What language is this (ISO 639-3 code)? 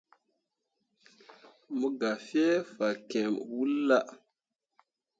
mua